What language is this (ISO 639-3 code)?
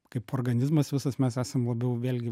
lit